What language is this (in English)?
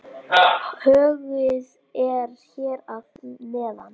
Icelandic